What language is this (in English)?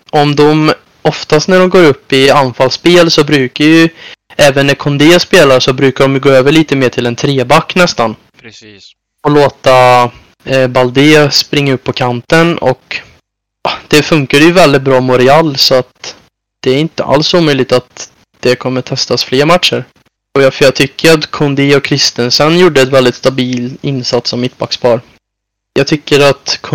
Swedish